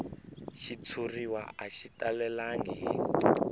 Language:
Tsonga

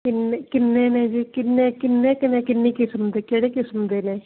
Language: Punjabi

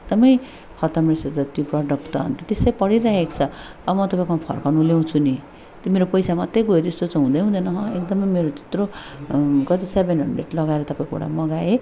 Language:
Nepali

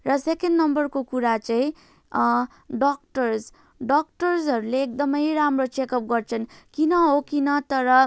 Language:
Nepali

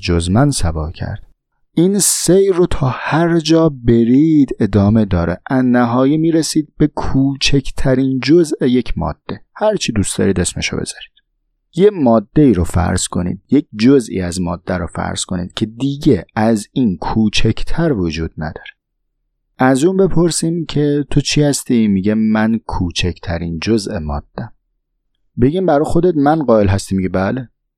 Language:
Persian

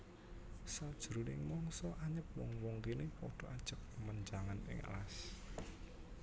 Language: Javanese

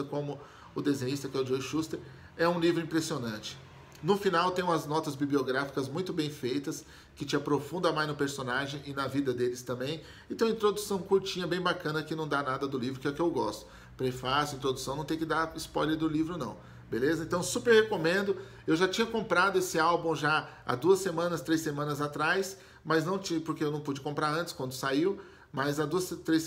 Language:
Portuguese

